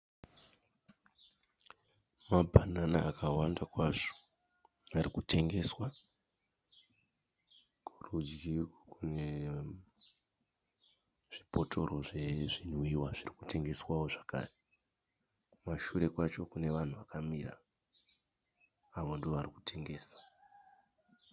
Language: Shona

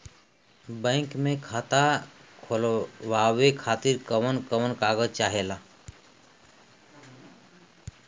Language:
Bhojpuri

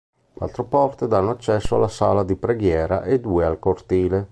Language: Italian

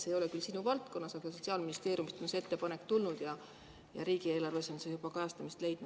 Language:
Estonian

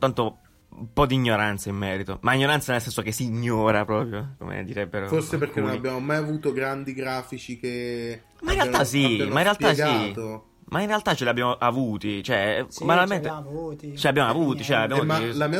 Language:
Italian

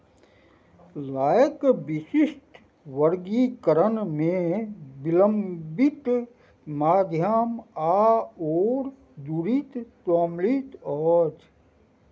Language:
Maithili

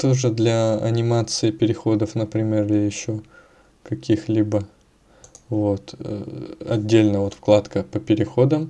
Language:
Russian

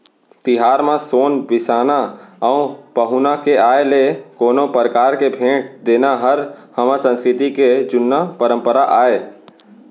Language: Chhattisgarhi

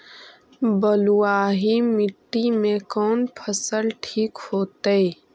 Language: Magahi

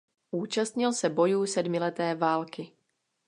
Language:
Czech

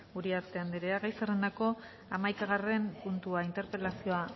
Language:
Basque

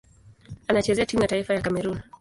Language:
Swahili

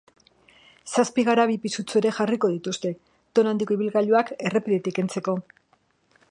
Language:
Basque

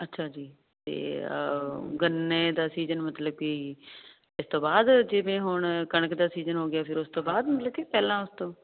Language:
Punjabi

